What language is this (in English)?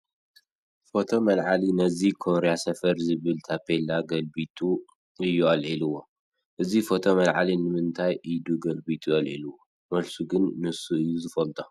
Tigrinya